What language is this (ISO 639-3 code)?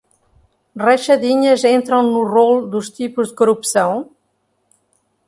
por